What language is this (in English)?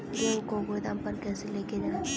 Hindi